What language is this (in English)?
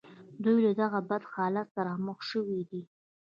Pashto